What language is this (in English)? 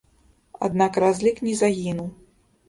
Belarusian